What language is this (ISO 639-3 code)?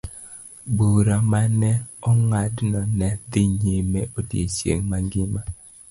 luo